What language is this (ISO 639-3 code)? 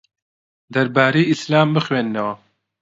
ckb